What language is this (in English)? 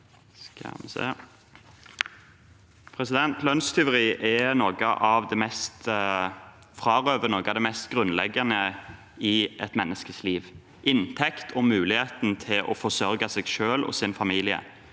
Norwegian